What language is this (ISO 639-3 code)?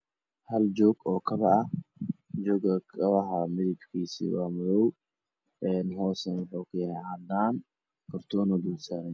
som